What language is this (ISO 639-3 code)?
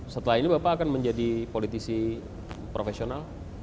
ind